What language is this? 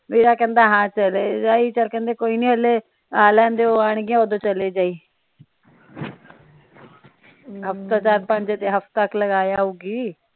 Punjabi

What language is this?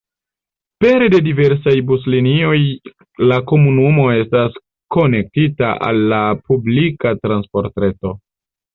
Esperanto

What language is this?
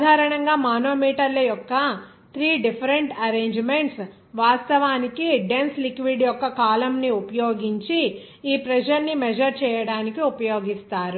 Telugu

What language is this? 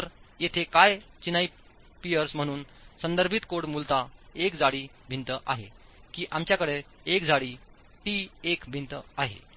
Marathi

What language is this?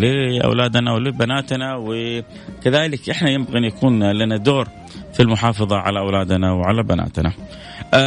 Arabic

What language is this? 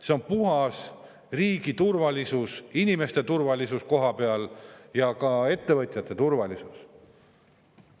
Estonian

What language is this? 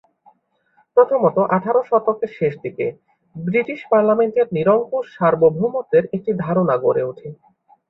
Bangla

